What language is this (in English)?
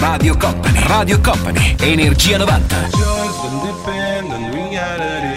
Italian